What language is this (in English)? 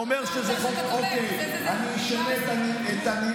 Hebrew